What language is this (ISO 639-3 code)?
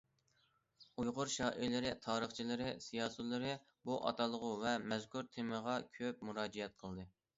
uig